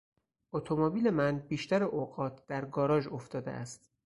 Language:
Persian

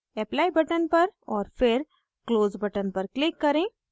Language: Hindi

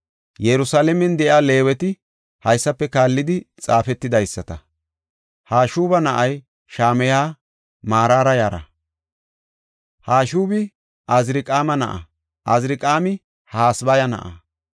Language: Gofa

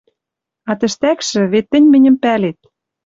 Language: Western Mari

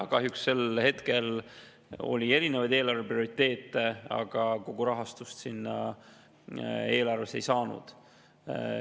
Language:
Estonian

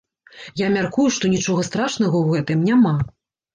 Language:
Belarusian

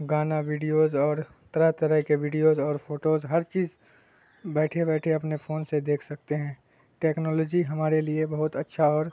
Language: Urdu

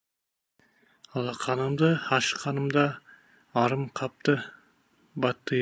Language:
Kazakh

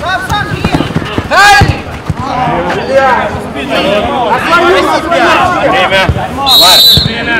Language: Russian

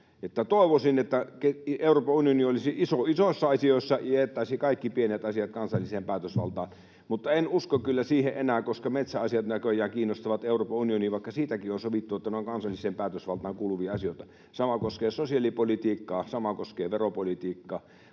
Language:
Finnish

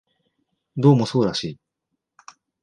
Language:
Japanese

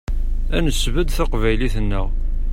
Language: Kabyle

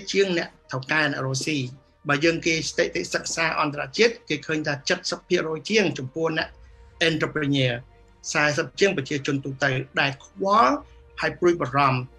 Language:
Vietnamese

